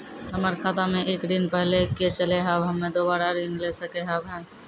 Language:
Maithili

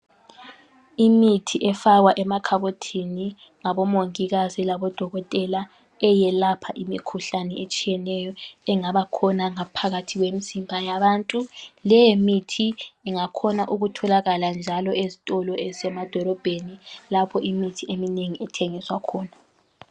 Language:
North Ndebele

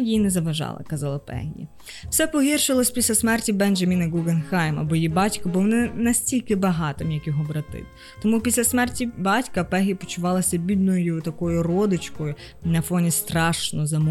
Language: Ukrainian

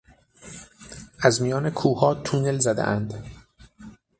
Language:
Persian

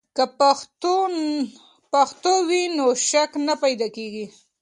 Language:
Pashto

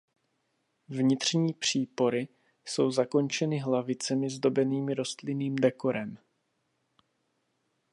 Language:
Czech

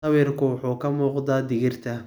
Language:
Somali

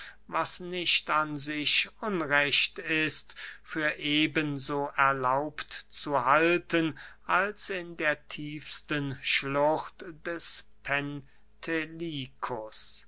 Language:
German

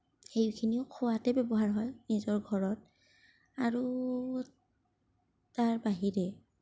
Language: Assamese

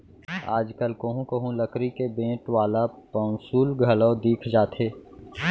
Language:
Chhattisgarhi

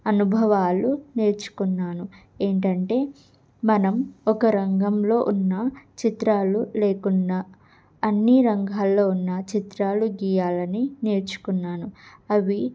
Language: Telugu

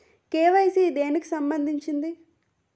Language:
Telugu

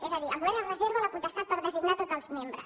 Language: Catalan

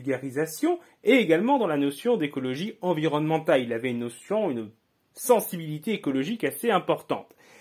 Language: French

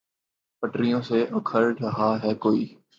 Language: Urdu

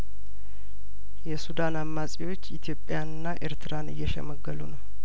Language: Amharic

